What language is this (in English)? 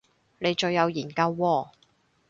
Cantonese